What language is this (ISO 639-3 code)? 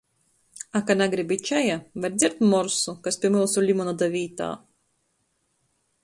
ltg